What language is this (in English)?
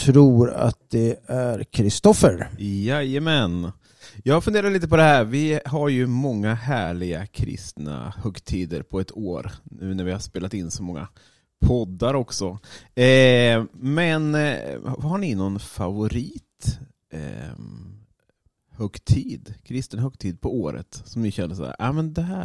Swedish